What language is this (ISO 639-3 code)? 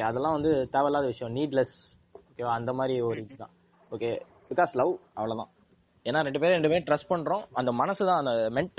tam